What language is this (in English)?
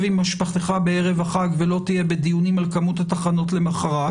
Hebrew